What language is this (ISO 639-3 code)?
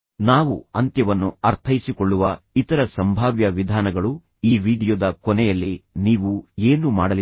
kan